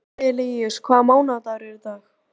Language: Icelandic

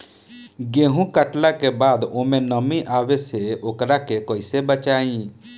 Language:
Bhojpuri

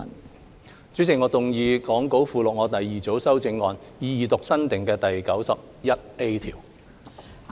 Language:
Cantonese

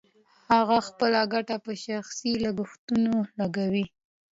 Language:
Pashto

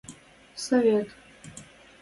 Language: Western Mari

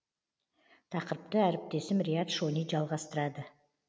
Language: Kazakh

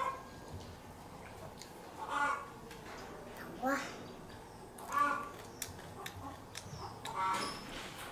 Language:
Vietnamese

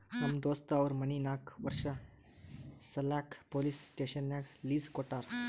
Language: Kannada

